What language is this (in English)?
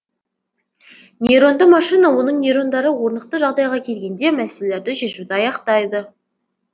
Kazakh